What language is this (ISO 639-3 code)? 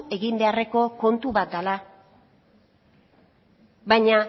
eus